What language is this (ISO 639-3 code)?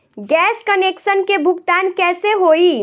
bho